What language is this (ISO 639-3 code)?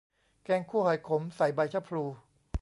tha